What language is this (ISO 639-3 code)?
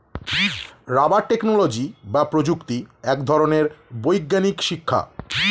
ben